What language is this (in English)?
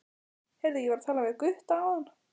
Icelandic